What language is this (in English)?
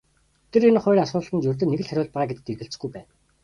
Mongolian